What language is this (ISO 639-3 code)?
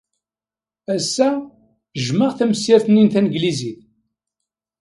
kab